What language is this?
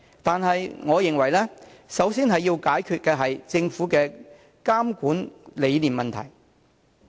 Cantonese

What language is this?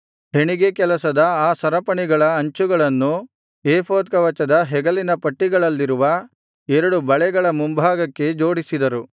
Kannada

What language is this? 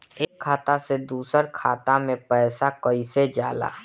Bhojpuri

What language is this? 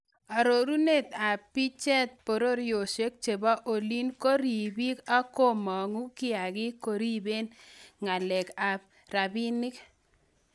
Kalenjin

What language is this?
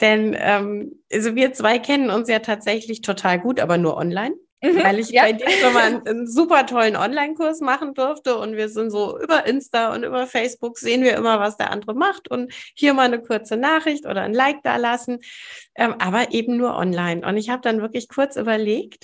German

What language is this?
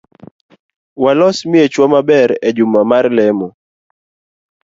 Luo (Kenya and Tanzania)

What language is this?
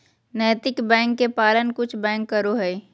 Magahi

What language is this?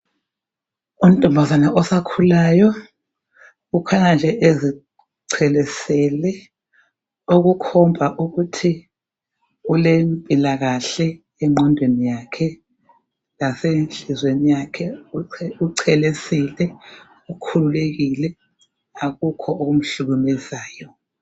North Ndebele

